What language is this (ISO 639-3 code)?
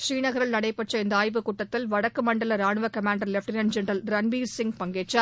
tam